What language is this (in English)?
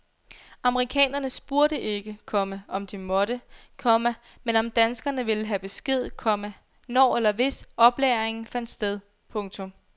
Danish